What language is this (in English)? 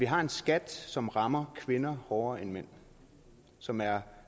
Danish